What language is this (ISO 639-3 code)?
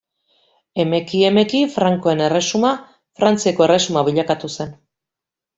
eus